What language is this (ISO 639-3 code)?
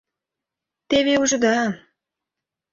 chm